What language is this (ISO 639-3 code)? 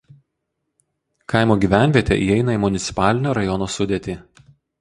lit